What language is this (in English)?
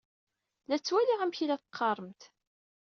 Kabyle